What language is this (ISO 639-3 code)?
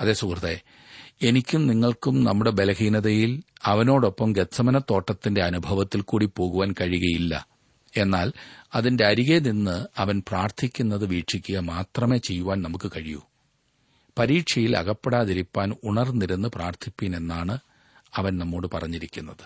mal